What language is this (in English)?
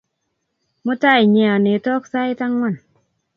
Kalenjin